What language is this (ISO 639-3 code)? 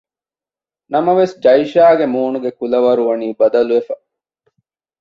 div